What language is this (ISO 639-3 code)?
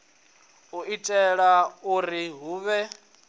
ven